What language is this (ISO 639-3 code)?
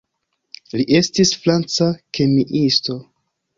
epo